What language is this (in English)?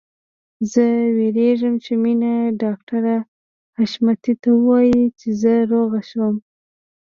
Pashto